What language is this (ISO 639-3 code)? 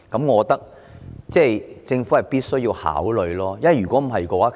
yue